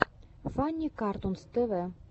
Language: Russian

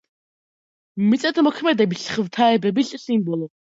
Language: Georgian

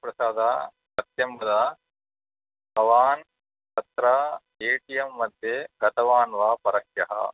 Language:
Sanskrit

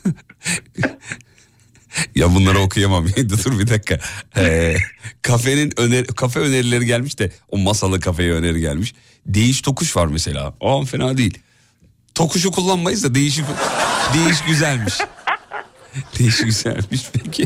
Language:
Turkish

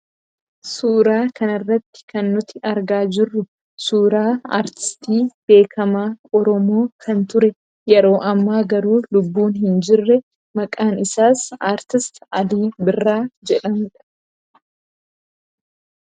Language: Oromo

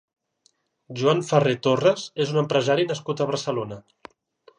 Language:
Catalan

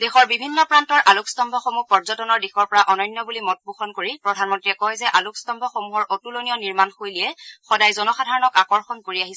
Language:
Assamese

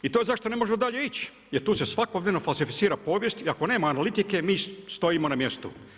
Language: Croatian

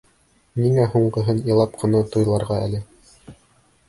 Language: Bashkir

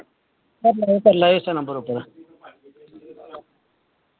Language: Dogri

